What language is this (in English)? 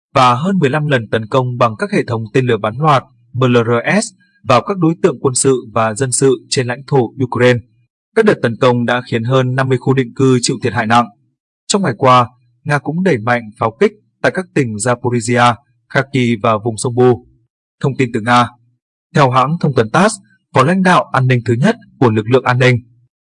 Vietnamese